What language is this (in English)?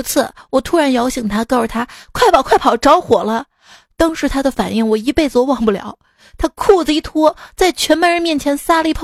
Chinese